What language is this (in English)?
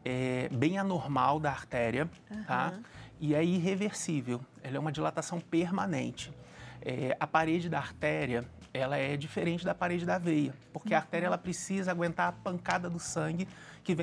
Portuguese